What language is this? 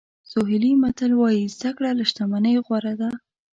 Pashto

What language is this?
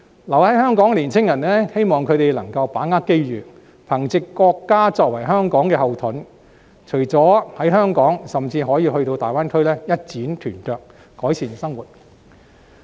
Cantonese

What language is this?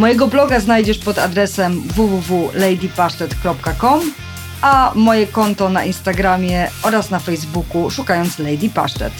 Polish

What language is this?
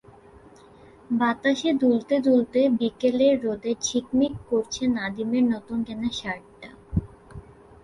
Bangla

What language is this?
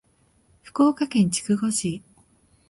Japanese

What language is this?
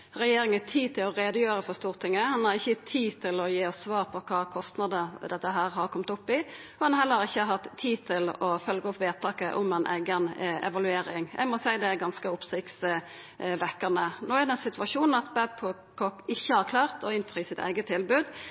Norwegian Nynorsk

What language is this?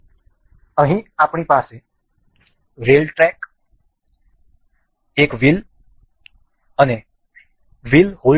Gujarati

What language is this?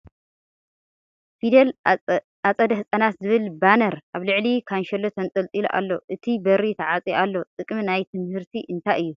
Tigrinya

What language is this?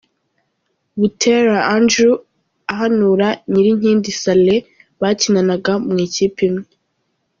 Kinyarwanda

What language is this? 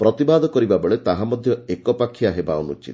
Odia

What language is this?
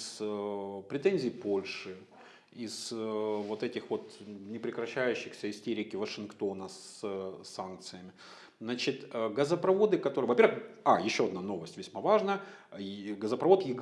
Russian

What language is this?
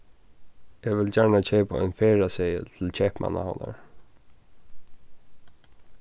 Faroese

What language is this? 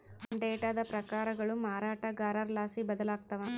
Kannada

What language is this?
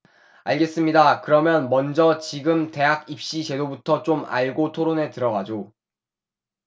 Korean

